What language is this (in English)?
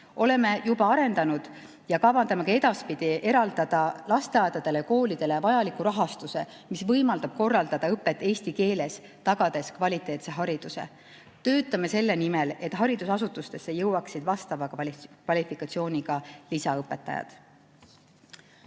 Estonian